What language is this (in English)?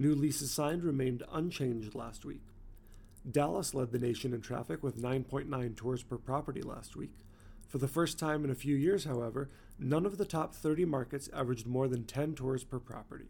English